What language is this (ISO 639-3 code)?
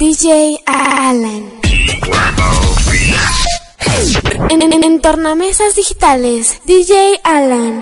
spa